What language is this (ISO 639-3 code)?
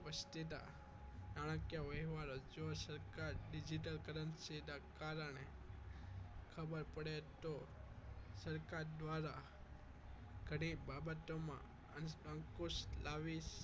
guj